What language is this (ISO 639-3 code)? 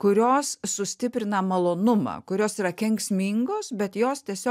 lit